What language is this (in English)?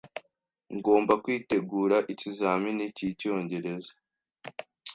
Kinyarwanda